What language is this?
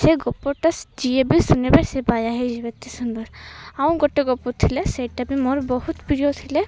Odia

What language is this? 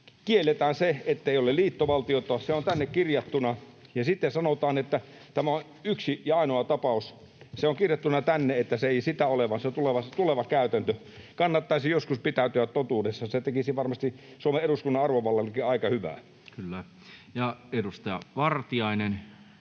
Finnish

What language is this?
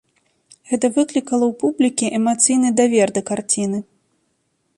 Belarusian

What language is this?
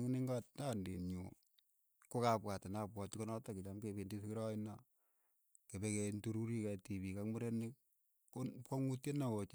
Keiyo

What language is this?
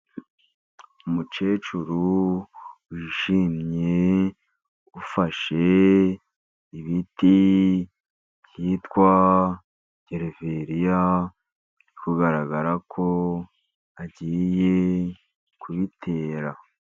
Kinyarwanda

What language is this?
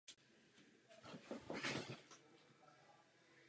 Czech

